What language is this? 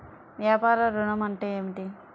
Telugu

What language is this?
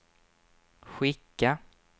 Swedish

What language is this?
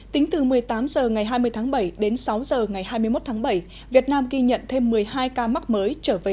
Vietnamese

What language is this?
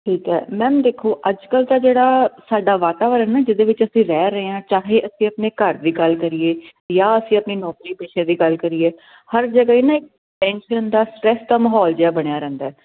Punjabi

